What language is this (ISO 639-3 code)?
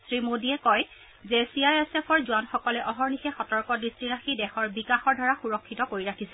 asm